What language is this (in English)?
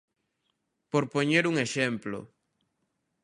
Galician